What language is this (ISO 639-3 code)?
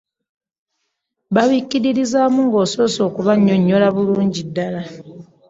lug